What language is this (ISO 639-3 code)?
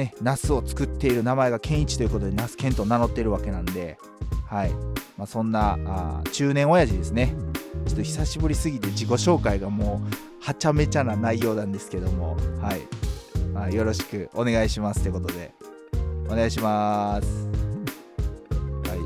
jpn